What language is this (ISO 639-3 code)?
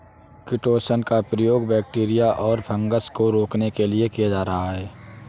hin